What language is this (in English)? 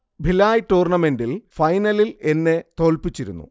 Malayalam